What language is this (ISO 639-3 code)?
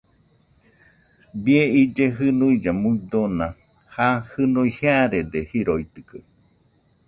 hux